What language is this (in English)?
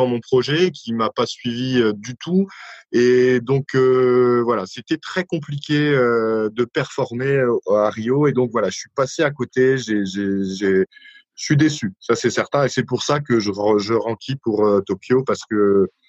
French